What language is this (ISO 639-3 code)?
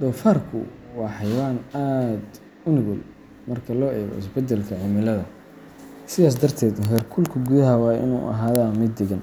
som